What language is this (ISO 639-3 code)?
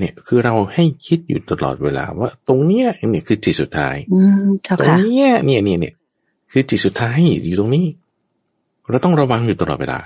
tha